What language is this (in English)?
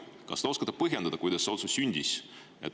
Estonian